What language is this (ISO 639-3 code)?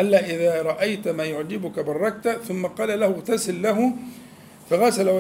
ara